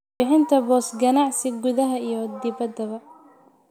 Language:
Somali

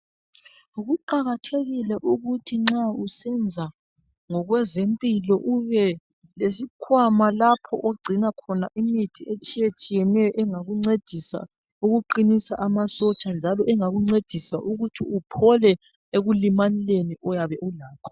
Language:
North Ndebele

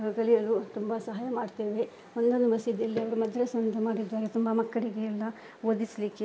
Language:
Kannada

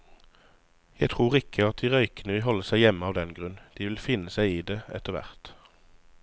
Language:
Norwegian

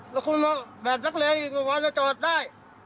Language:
Thai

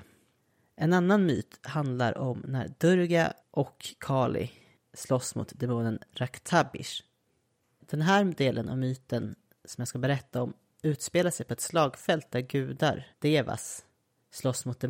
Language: Swedish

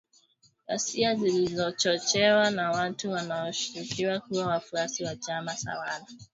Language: Swahili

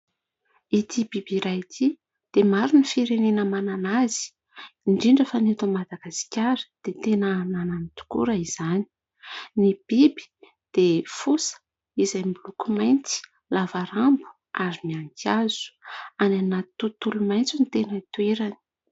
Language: Malagasy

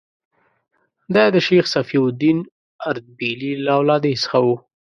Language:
Pashto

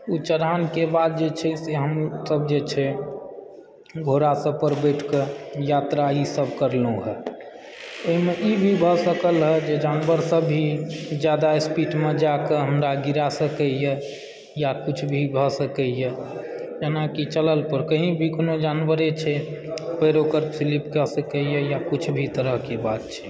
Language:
Maithili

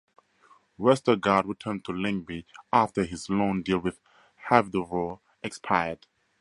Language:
English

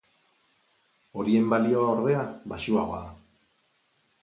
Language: Basque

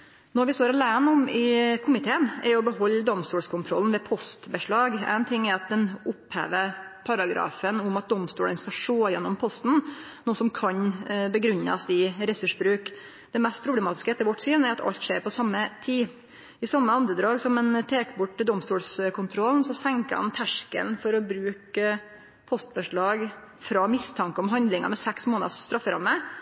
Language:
Norwegian Nynorsk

